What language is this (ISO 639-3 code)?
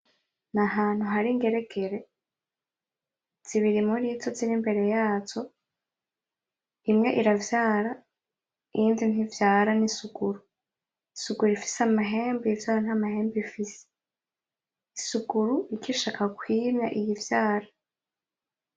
run